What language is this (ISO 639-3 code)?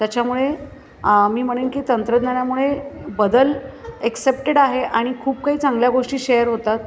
mar